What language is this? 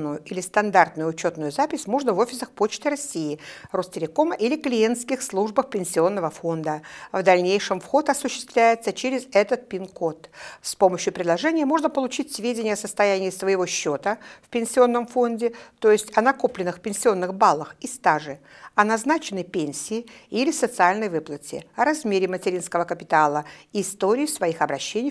Russian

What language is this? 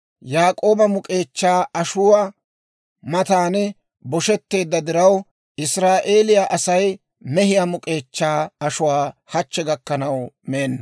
Dawro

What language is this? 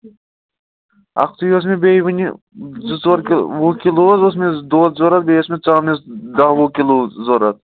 Kashmiri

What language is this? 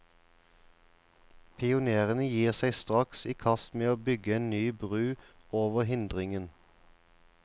Norwegian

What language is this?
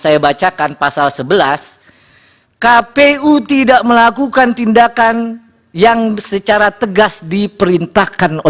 Indonesian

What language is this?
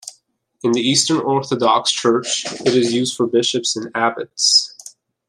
English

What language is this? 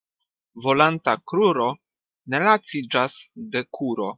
Esperanto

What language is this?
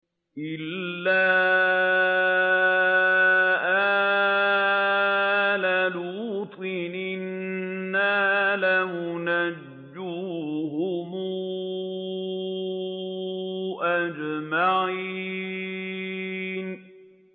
Arabic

